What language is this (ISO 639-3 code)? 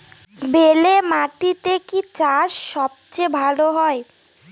ben